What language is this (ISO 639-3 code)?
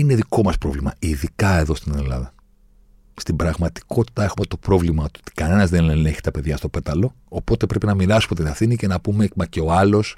ell